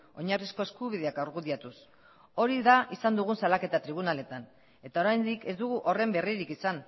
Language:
Basque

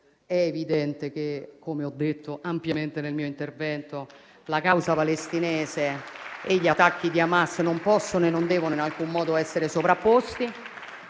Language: Italian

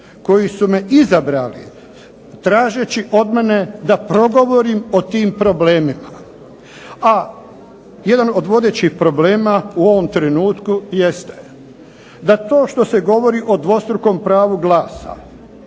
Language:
Croatian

